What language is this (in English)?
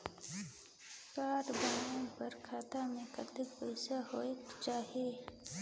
Chhattisgarhi